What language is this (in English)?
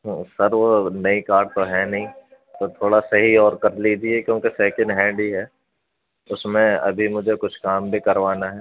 Urdu